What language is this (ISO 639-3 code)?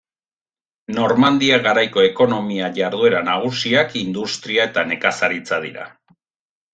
eus